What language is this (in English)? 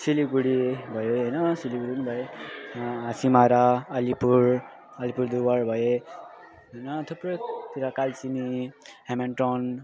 Nepali